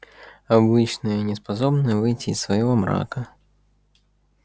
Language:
Russian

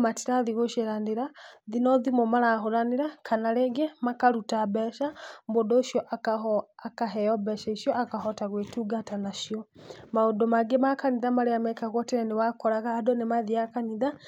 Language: Kikuyu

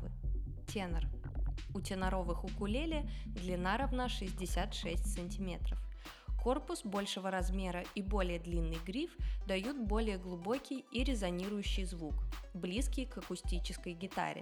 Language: Russian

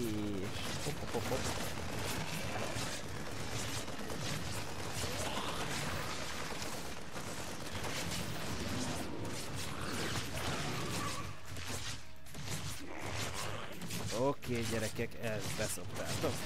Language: Hungarian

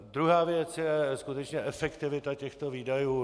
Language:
Czech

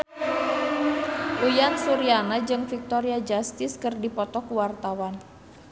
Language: Sundanese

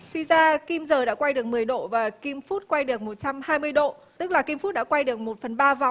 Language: Vietnamese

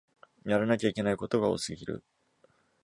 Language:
Japanese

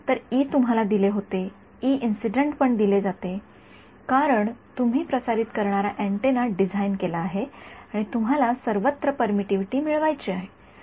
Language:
Marathi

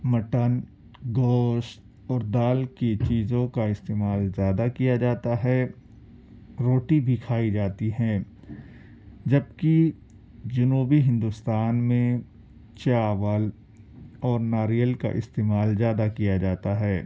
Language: Urdu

